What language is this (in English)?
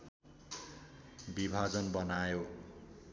Nepali